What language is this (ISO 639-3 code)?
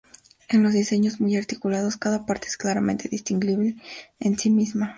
spa